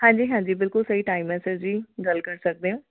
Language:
Punjabi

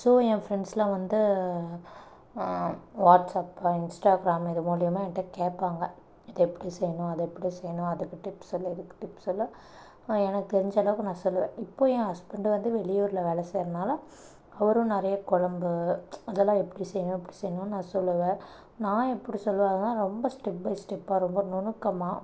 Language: Tamil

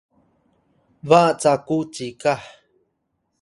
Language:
Atayal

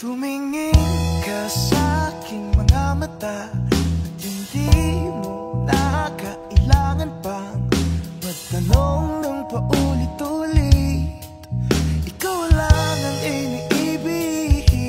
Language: Indonesian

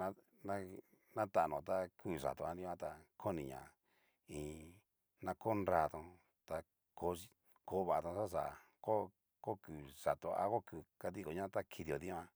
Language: Cacaloxtepec Mixtec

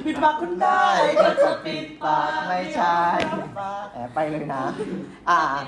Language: Thai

